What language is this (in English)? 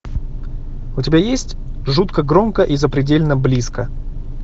Russian